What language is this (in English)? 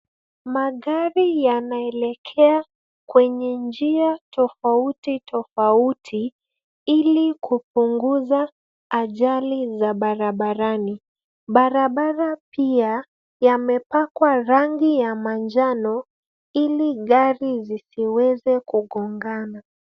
Swahili